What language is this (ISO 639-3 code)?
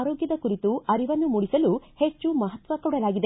kan